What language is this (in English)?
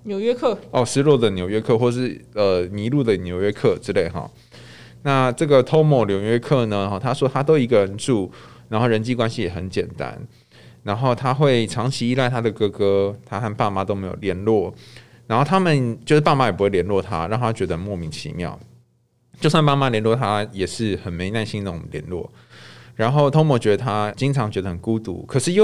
Chinese